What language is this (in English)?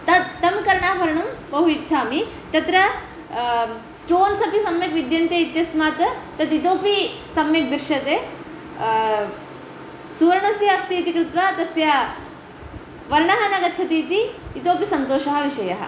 Sanskrit